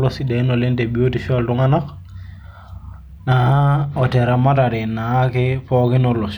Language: Masai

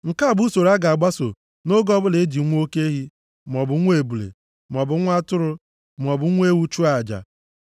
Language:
Igbo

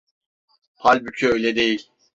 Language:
Turkish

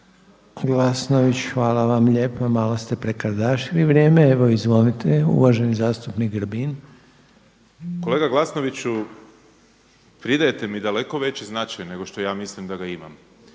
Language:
Croatian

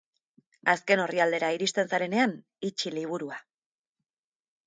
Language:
Basque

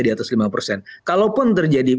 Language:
Indonesian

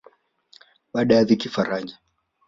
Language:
Swahili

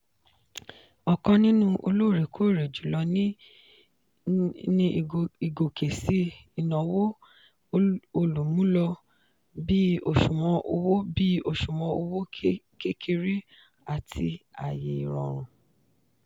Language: Yoruba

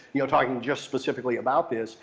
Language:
English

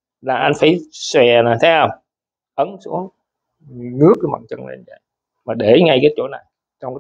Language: Vietnamese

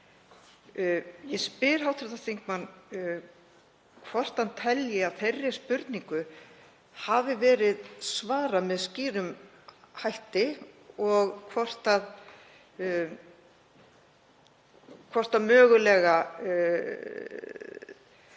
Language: Icelandic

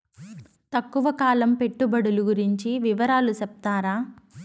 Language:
Telugu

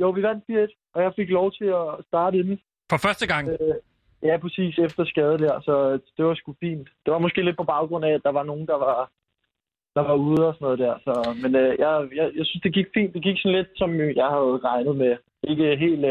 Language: Danish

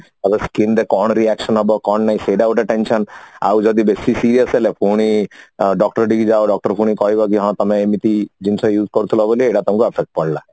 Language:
Odia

